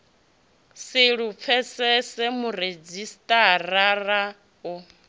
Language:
Venda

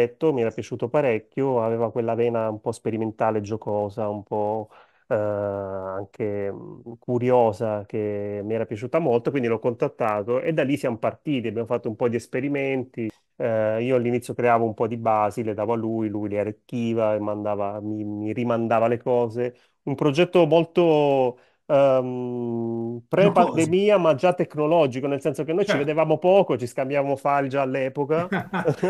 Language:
Italian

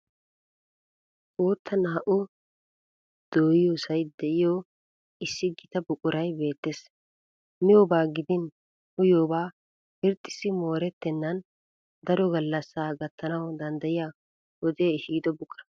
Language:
Wolaytta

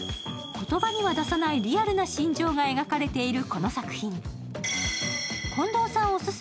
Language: Japanese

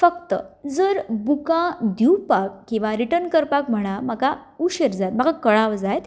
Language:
Konkani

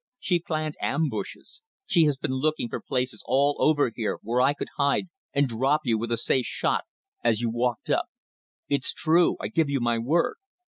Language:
English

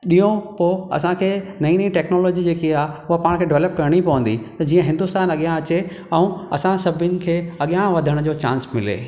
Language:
Sindhi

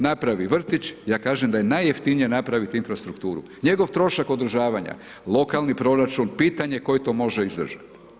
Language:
Croatian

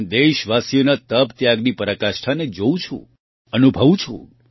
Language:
Gujarati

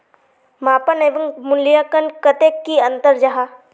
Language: Magahi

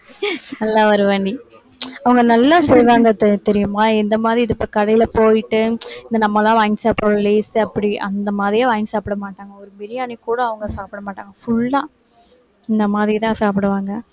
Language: Tamil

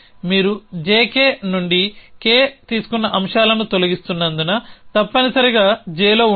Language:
Telugu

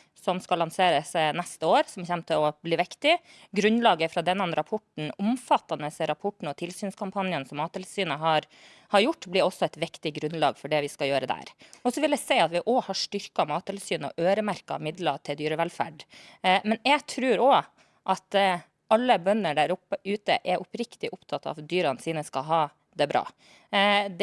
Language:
Norwegian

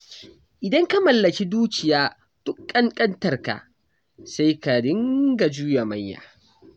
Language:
Hausa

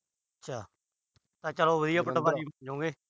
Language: Punjabi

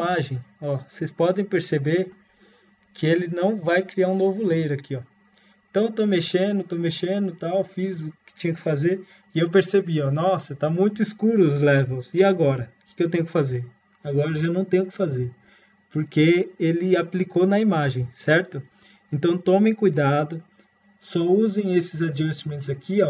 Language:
Portuguese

